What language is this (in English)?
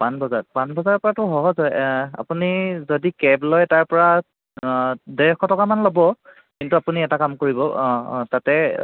Assamese